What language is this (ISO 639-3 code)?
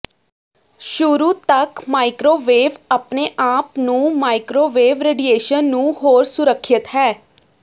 pan